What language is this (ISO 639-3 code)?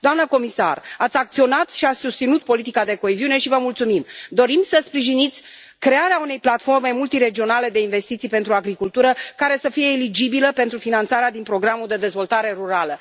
ron